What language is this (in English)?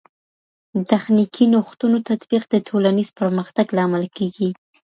Pashto